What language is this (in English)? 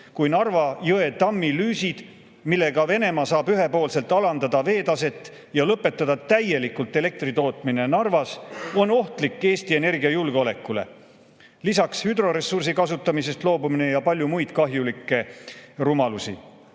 Estonian